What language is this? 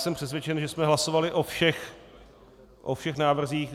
Czech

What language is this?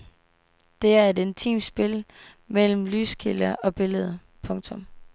Danish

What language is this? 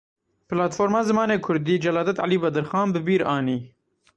Kurdish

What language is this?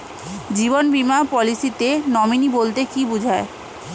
Bangla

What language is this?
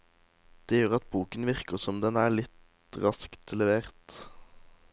Norwegian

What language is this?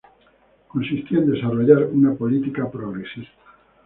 Spanish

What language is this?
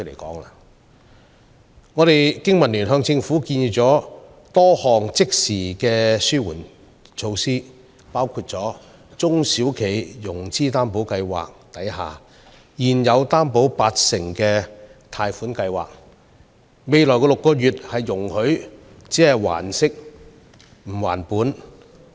Cantonese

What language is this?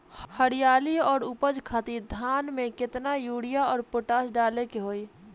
Bhojpuri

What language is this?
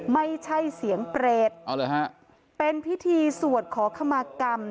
Thai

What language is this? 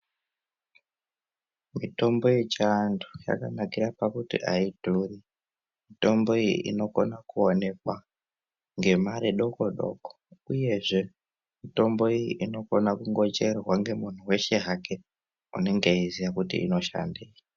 Ndau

